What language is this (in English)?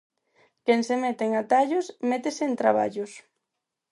Galician